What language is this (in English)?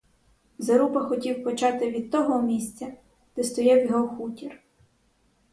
Ukrainian